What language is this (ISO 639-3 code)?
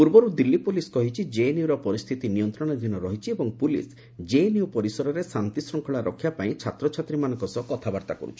ori